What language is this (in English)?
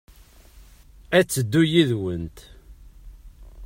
Kabyle